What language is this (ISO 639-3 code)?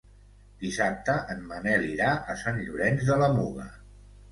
cat